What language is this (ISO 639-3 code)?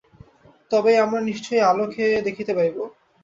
ben